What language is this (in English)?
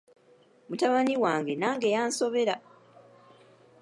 Ganda